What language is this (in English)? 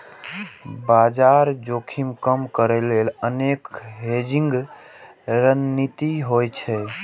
Maithili